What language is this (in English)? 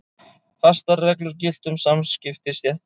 Icelandic